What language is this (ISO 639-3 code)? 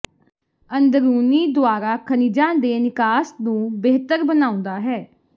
pan